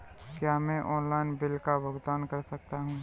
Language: Hindi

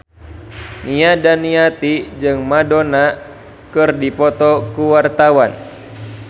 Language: Sundanese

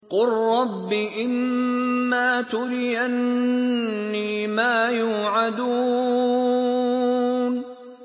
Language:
Arabic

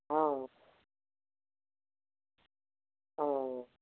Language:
Assamese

